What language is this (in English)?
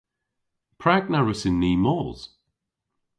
Cornish